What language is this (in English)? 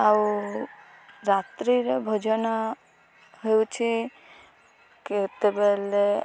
Odia